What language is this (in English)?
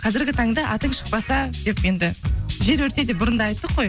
Kazakh